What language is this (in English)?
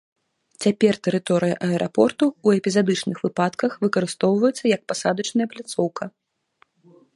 Belarusian